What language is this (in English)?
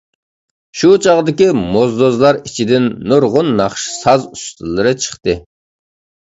Uyghur